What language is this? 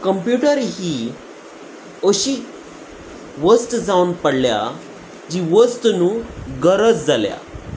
Konkani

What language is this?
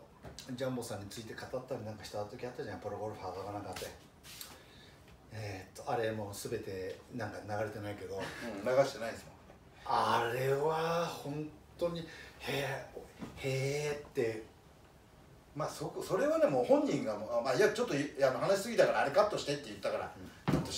Japanese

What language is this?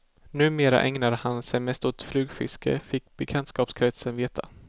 Swedish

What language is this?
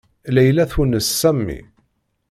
Kabyle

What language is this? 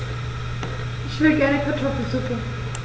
German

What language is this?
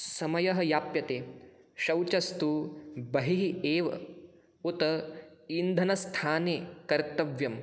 Sanskrit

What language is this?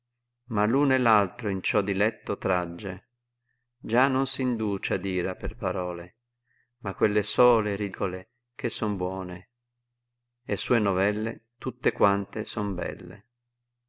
Italian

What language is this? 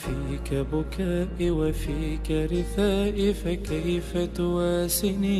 Arabic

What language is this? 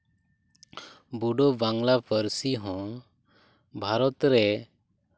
Santali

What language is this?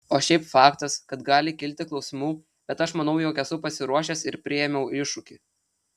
Lithuanian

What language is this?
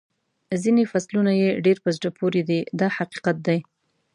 Pashto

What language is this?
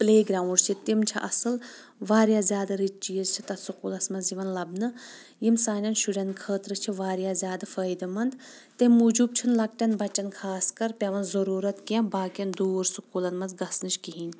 Kashmiri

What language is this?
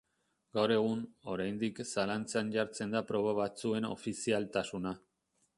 Basque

